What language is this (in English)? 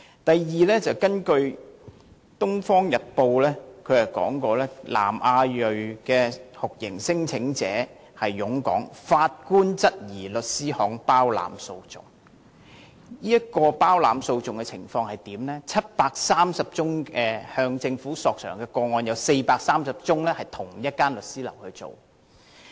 Cantonese